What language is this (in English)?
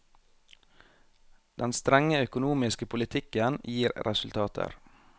Norwegian